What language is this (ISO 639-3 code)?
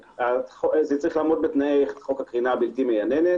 heb